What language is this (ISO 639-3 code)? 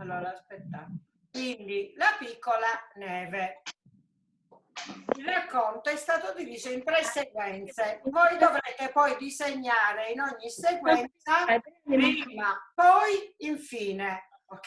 ita